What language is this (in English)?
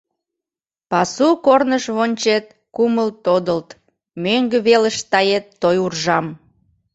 Mari